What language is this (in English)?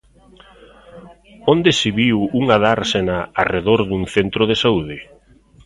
Galician